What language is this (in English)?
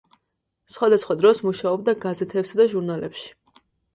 Georgian